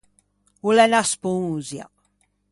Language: Ligurian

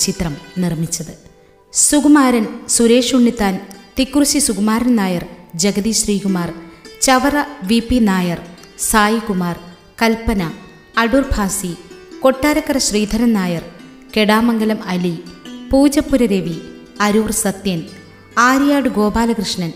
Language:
Malayalam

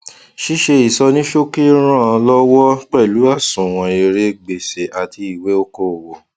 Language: Yoruba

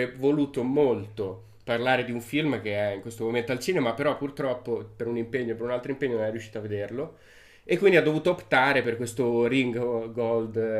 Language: Italian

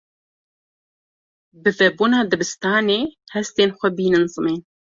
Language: Kurdish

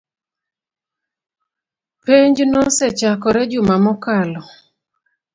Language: Luo (Kenya and Tanzania)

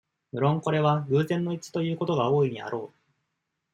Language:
Japanese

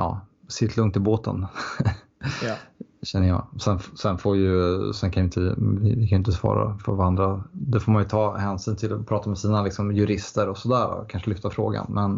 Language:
Swedish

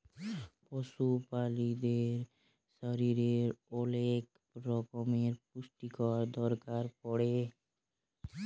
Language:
Bangla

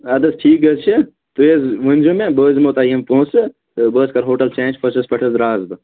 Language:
Kashmiri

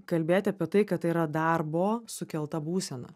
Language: Lithuanian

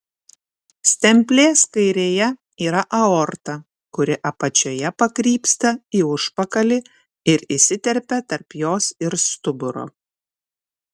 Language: Lithuanian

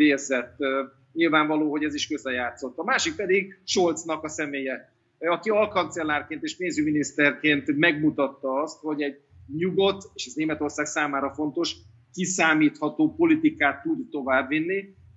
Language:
Hungarian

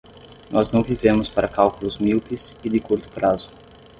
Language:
Portuguese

